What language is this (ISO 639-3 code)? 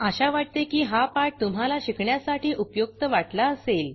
mar